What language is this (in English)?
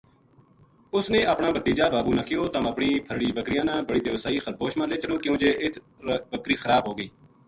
Gujari